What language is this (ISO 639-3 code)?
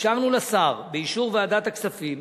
heb